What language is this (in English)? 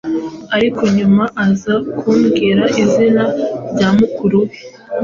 Kinyarwanda